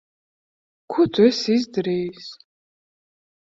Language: Latvian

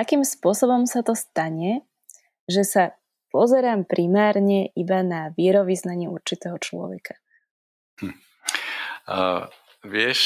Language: Slovak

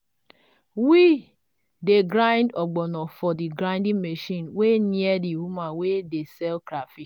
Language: Nigerian Pidgin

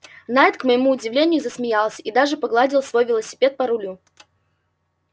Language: Russian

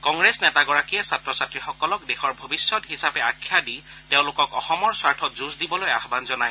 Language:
Assamese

